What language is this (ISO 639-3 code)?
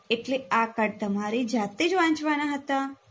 guj